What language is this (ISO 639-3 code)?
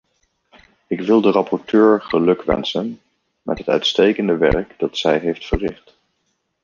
nld